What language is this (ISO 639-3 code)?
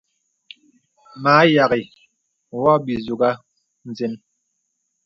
beb